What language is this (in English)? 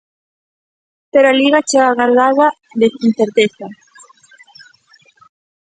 Galician